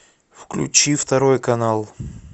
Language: Russian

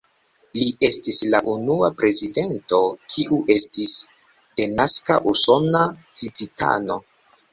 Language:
Esperanto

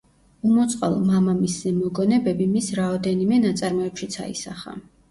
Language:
Georgian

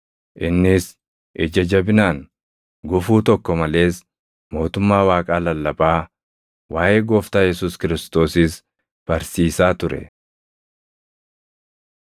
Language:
Oromo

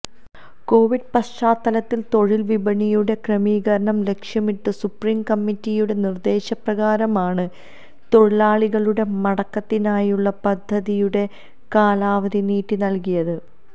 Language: Malayalam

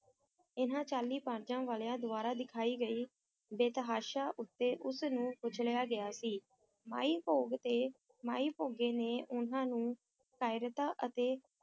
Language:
Punjabi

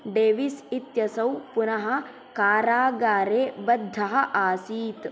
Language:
Sanskrit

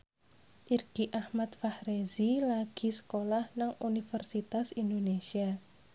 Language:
Javanese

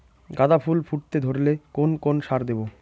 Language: Bangla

